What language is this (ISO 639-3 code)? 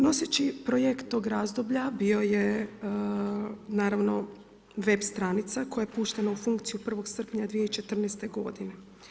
hrv